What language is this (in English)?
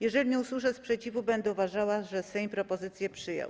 Polish